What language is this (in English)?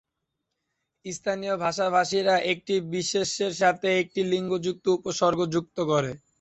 Bangla